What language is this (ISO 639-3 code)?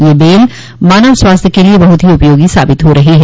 hin